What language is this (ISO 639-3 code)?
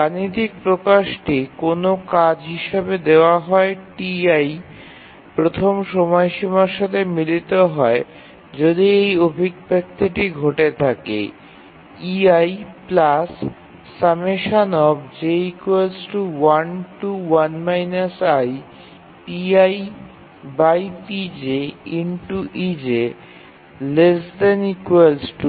ben